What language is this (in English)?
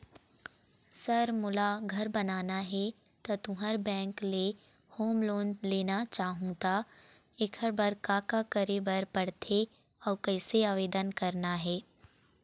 Chhattisgarhi